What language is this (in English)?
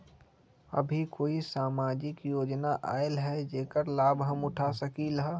Magahi